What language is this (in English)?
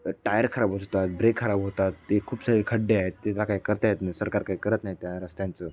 Marathi